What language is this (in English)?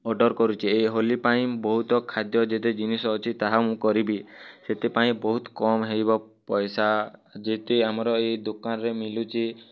Odia